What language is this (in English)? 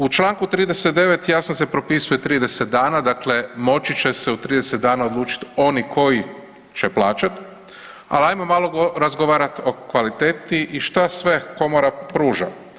Croatian